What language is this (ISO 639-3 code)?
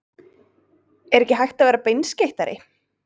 isl